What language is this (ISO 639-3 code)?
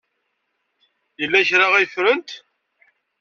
kab